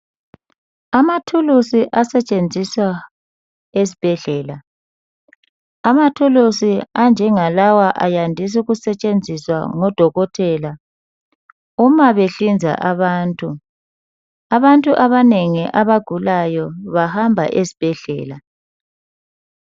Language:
North Ndebele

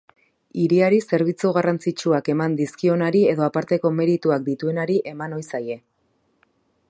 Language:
Basque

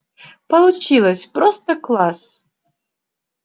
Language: Russian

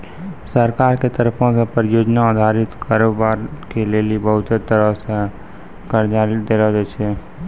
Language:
Maithili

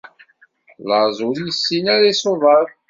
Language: Kabyle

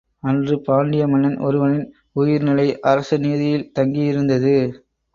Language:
Tamil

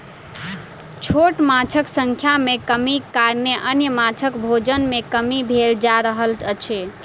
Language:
Maithili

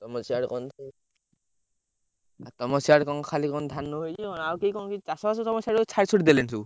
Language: Odia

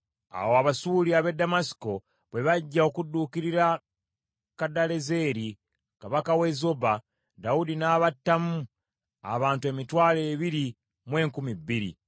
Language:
Ganda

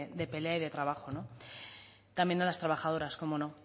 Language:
Spanish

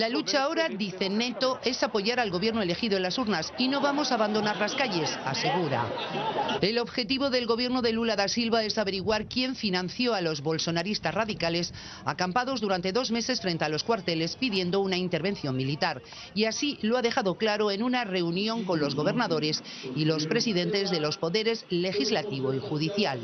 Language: Spanish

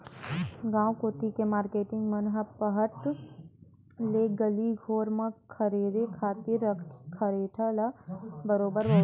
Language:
Chhattisgarhi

